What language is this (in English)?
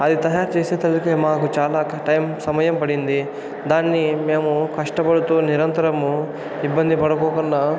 Telugu